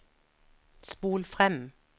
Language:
Norwegian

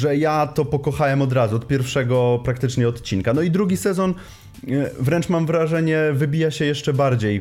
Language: Polish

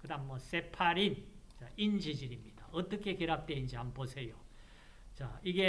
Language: Korean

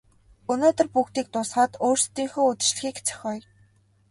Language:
Mongolian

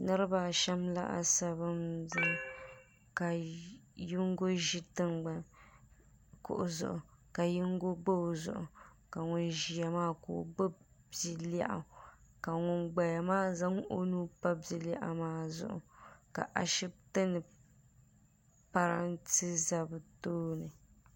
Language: Dagbani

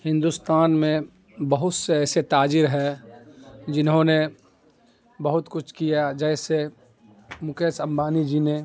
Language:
Urdu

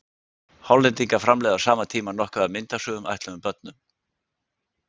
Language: Icelandic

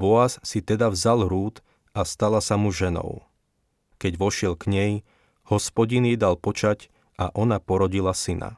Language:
Slovak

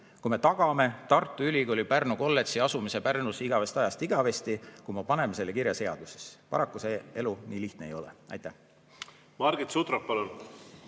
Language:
Estonian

